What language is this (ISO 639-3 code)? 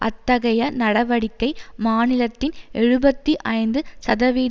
tam